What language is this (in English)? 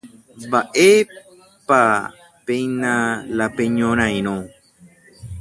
Guarani